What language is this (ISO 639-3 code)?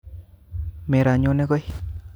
kln